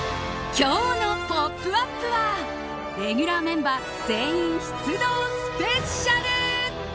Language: Japanese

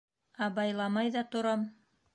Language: Bashkir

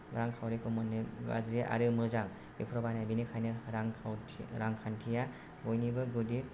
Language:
Bodo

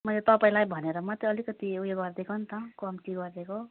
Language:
Nepali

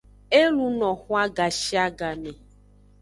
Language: Aja (Benin)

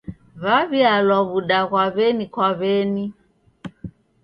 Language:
Taita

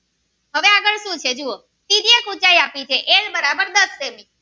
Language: Gujarati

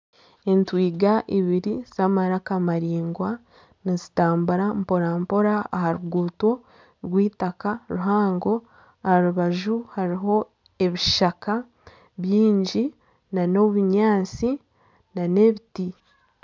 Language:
Nyankole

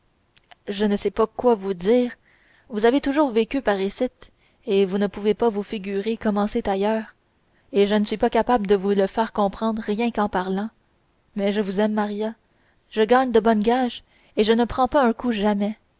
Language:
French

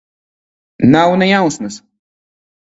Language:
Latvian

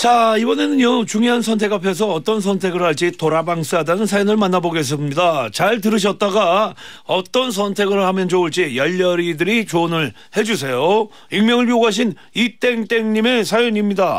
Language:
Korean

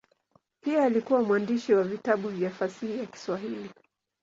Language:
Swahili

